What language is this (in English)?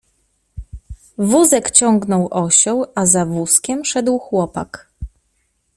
Polish